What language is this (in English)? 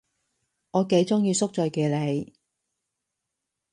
Cantonese